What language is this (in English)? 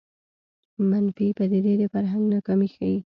Pashto